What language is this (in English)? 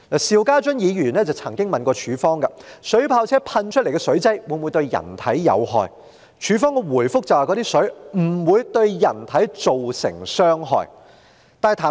Cantonese